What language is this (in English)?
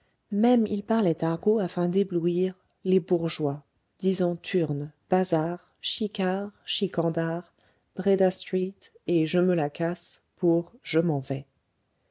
French